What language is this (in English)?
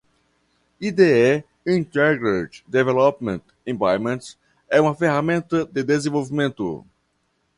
Portuguese